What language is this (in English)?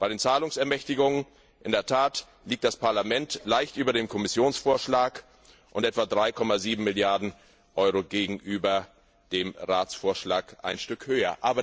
German